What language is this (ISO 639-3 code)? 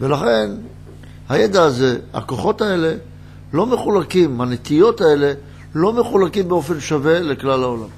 heb